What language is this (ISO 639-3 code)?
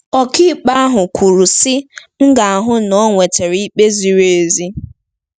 ibo